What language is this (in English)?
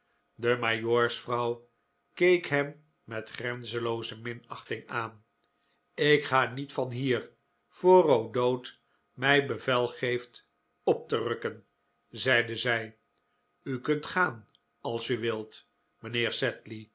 Dutch